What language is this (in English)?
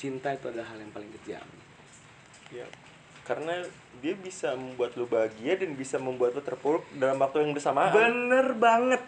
Indonesian